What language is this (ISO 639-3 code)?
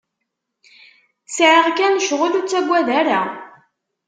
kab